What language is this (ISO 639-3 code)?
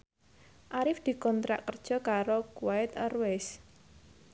jav